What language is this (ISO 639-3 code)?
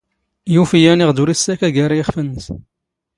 zgh